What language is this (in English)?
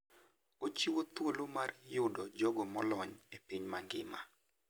Luo (Kenya and Tanzania)